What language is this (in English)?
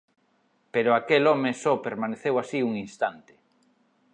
Galician